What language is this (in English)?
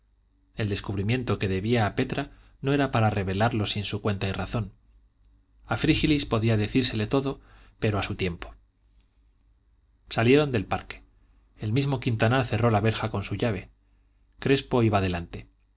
Spanish